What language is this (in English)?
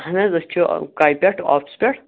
Kashmiri